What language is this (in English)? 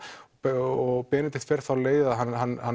Icelandic